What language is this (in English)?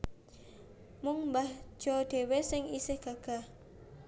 Javanese